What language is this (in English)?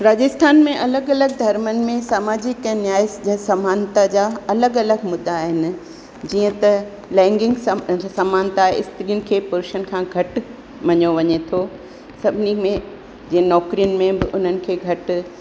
Sindhi